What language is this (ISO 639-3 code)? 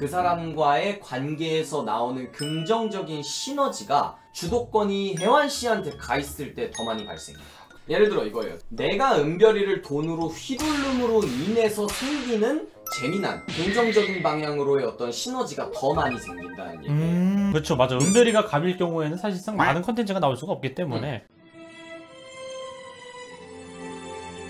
kor